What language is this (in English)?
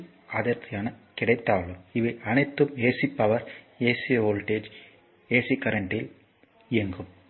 Tamil